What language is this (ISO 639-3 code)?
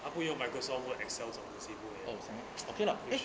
eng